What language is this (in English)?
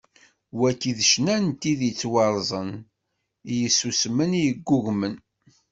Kabyle